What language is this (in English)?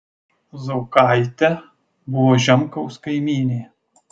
Lithuanian